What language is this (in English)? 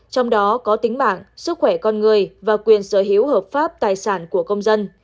Vietnamese